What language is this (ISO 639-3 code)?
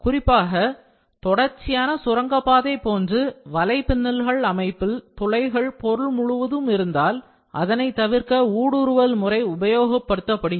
tam